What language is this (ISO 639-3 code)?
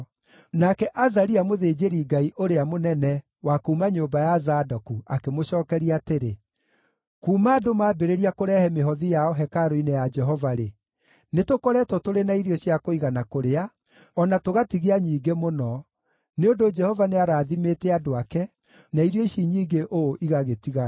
kik